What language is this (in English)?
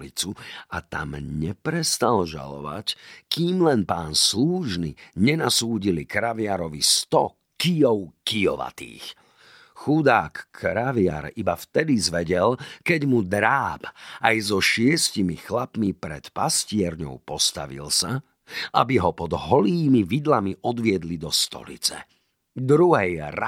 Slovak